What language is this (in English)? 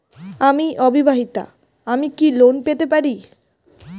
Bangla